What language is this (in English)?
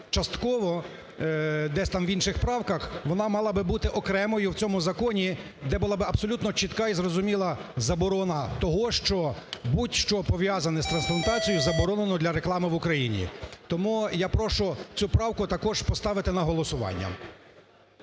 Ukrainian